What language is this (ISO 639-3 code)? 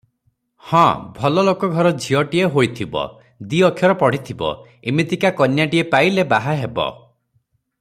ori